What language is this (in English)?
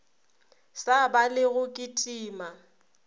Northern Sotho